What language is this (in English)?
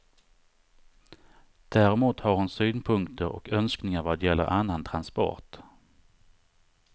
Swedish